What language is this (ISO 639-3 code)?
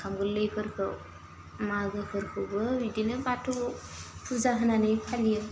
brx